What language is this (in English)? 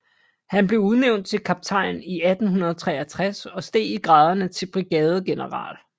Danish